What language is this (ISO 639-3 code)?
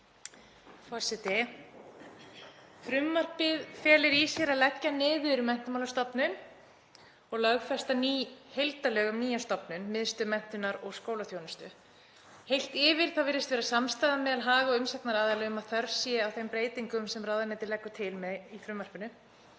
isl